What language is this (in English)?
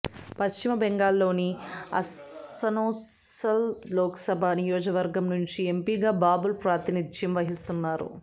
Telugu